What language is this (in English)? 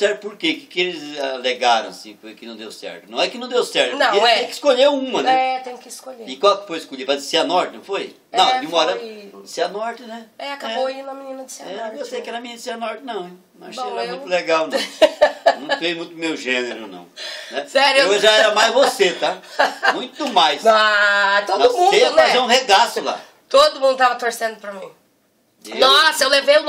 Portuguese